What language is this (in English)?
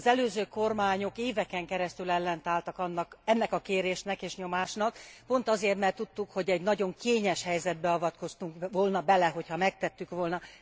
Hungarian